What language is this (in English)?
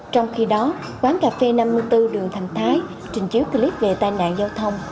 Vietnamese